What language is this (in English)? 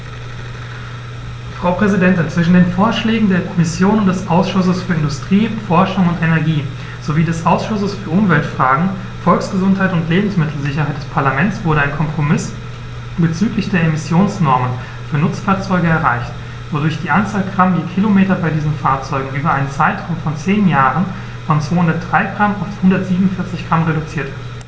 German